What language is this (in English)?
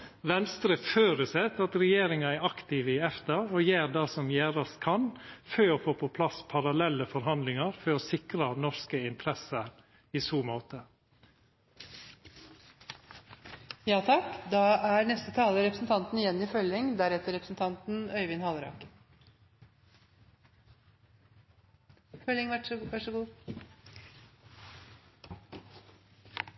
Norwegian Nynorsk